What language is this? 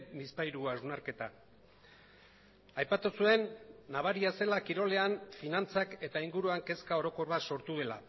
Basque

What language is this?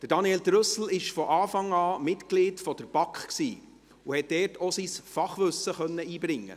Swiss German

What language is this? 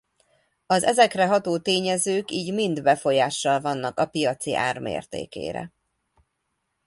Hungarian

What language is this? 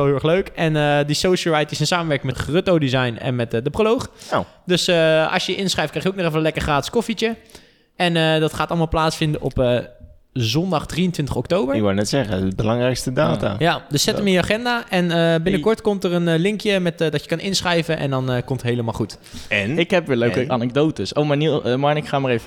Dutch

